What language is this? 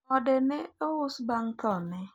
Luo (Kenya and Tanzania)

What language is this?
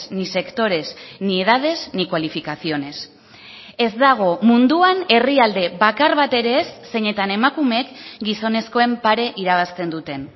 Basque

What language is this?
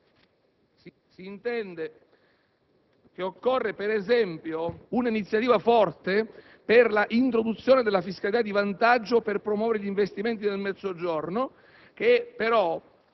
Italian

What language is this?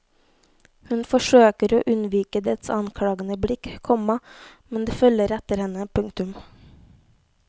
Norwegian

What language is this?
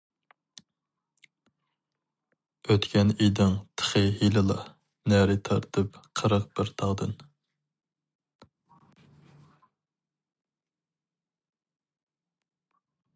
Uyghur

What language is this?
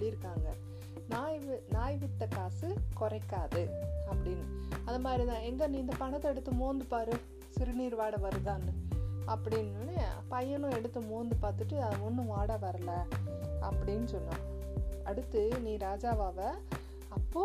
Tamil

